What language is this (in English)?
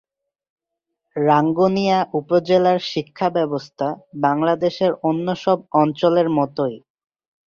Bangla